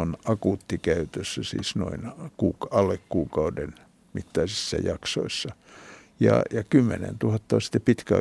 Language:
Finnish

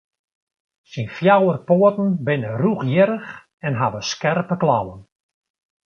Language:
Western Frisian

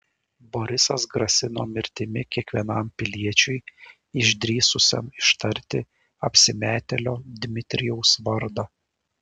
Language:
Lithuanian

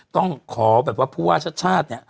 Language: Thai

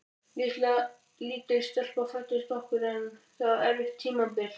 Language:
Icelandic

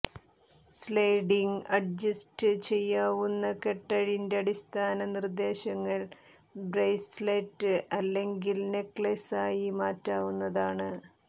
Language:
Malayalam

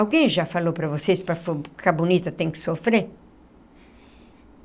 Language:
Portuguese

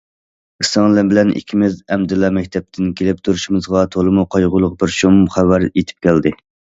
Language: Uyghur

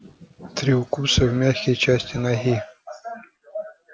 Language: Russian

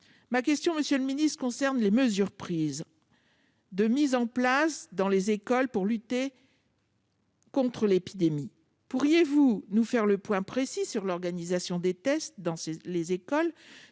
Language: French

